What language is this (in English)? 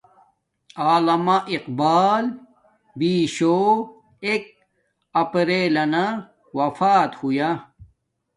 Domaaki